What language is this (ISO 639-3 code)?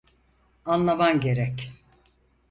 tur